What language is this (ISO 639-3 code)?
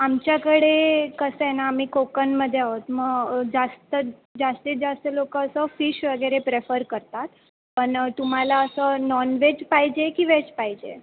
mar